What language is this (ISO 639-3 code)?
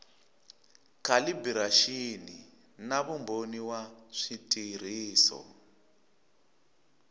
tso